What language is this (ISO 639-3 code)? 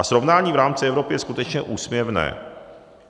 ces